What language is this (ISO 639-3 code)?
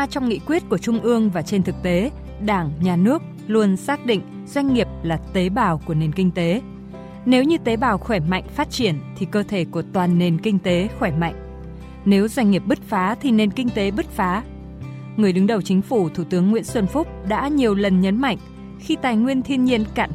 vie